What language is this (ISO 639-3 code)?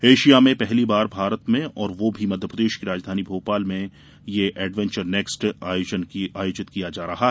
hin